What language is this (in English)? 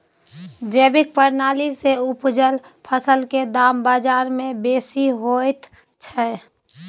Maithili